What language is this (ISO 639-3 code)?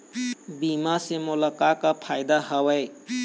hne